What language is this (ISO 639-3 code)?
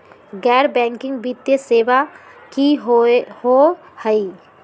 mag